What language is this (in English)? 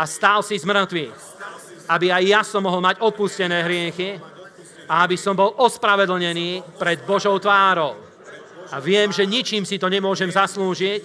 Slovak